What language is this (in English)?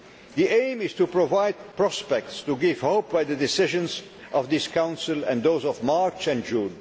English